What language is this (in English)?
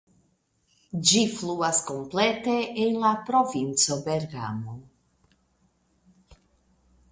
Esperanto